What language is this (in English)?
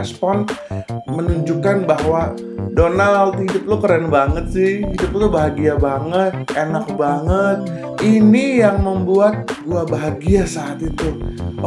Indonesian